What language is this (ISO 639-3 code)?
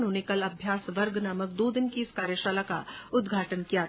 hin